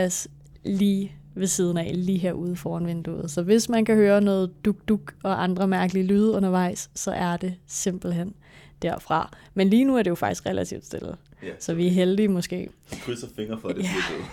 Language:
Danish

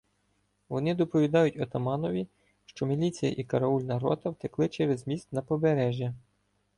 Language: Ukrainian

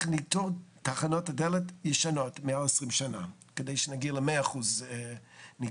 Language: Hebrew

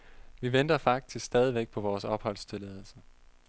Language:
Danish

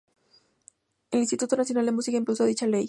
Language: Spanish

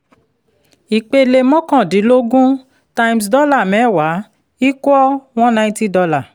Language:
Yoruba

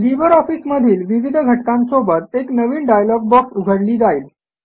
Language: Marathi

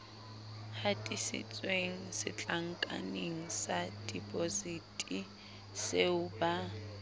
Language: Southern Sotho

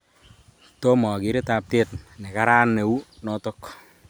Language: Kalenjin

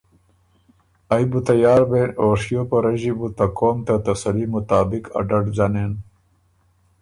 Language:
Ormuri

